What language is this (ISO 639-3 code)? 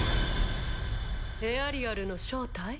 jpn